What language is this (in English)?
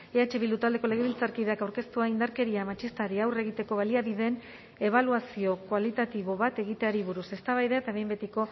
Basque